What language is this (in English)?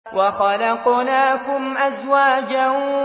Arabic